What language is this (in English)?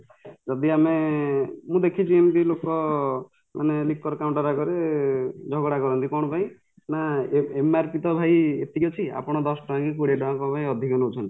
Odia